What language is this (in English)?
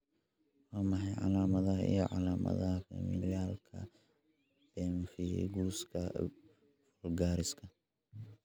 Somali